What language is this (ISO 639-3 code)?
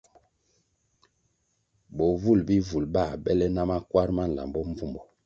nmg